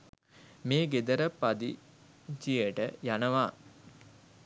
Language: Sinhala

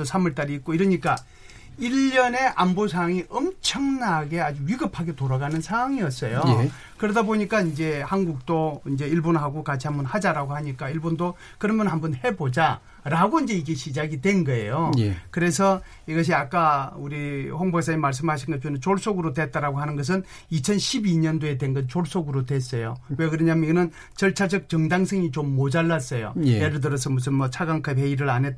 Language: Korean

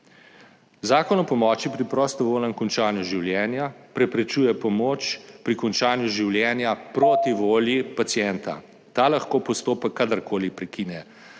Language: Slovenian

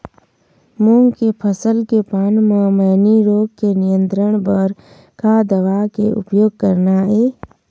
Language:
Chhattisgarhi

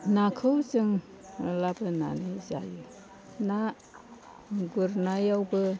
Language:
Bodo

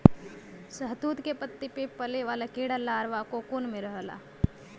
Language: Bhojpuri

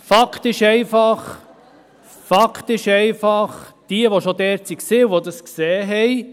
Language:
Swiss German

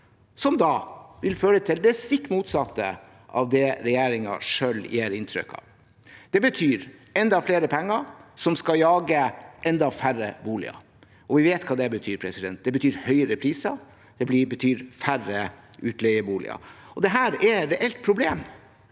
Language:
Norwegian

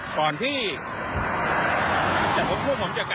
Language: Thai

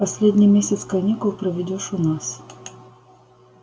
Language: Russian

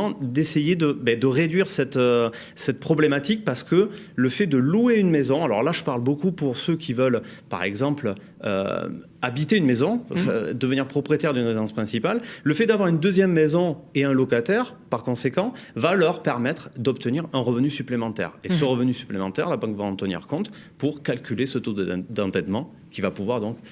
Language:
French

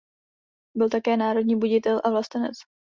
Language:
Czech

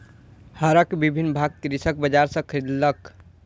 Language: Maithili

